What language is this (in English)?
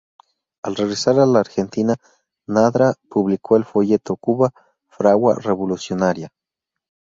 Spanish